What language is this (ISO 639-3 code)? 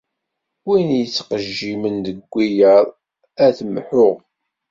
kab